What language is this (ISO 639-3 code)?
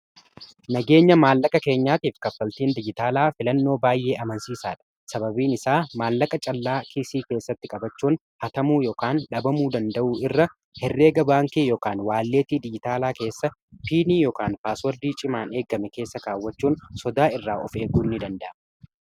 orm